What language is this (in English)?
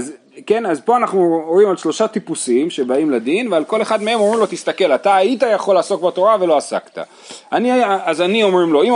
Hebrew